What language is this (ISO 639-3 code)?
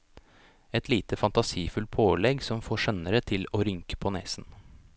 nor